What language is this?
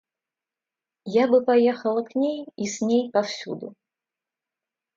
Russian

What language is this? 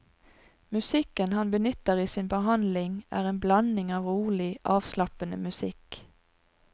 Norwegian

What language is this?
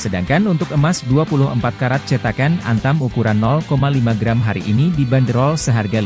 Indonesian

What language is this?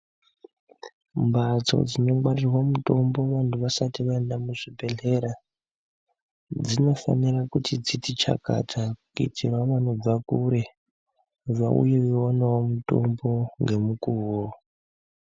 Ndau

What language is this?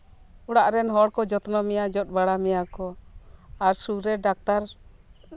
Santali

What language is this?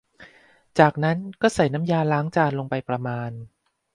Thai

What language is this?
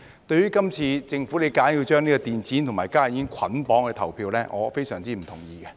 Cantonese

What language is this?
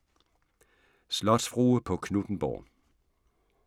Danish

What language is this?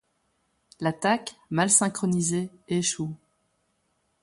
French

